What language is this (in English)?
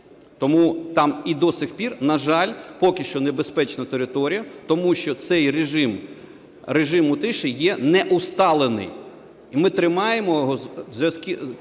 Ukrainian